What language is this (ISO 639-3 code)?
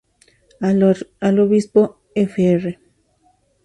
spa